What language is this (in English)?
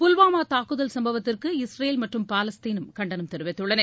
Tamil